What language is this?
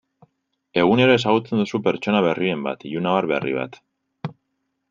Basque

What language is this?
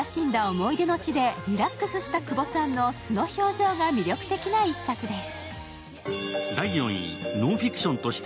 Japanese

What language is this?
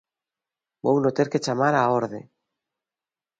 Galician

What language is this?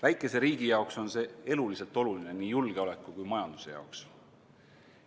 Estonian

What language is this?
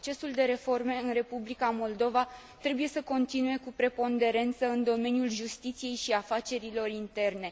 Romanian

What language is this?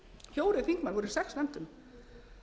Icelandic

